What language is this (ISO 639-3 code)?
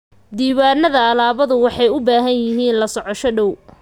som